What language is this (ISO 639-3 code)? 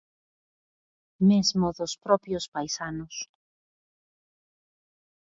glg